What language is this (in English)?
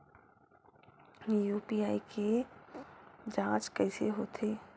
Chhattisgarhi